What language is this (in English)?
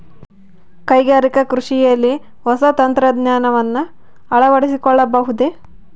Kannada